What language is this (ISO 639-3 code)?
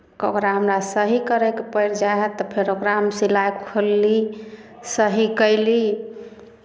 mai